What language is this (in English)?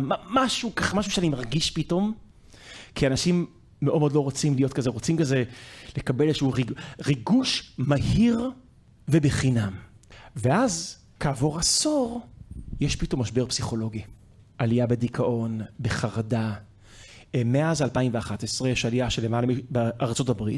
Hebrew